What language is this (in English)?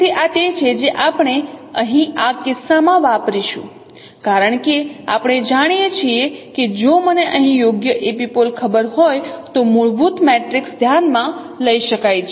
Gujarati